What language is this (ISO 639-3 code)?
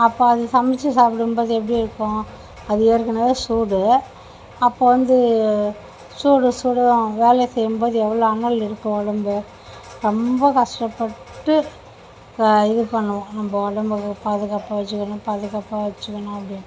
tam